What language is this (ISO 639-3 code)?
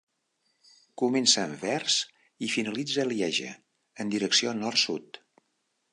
cat